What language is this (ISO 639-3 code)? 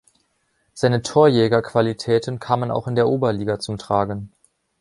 deu